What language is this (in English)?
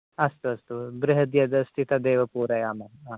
Sanskrit